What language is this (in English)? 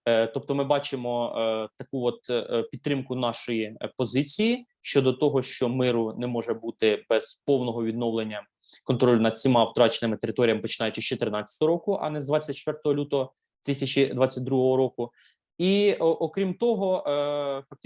Ukrainian